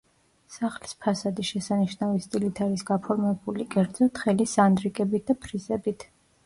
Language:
Georgian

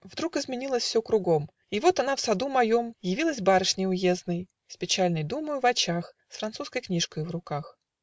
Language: Russian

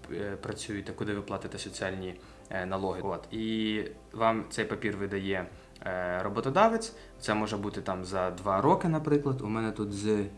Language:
Ukrainian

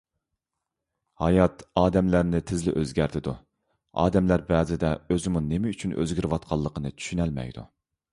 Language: Uyghur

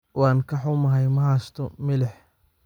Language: Somali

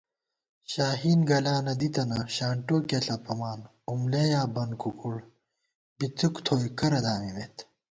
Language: Gawar-Bati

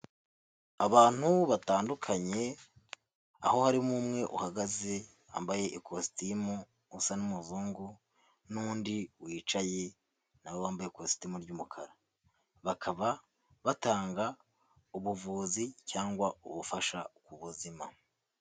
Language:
Kinyarwanda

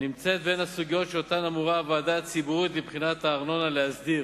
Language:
Hebrew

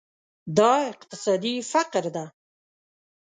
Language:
Pashto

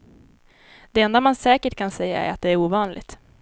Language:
Swedish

